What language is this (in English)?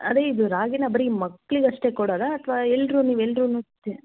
Kannada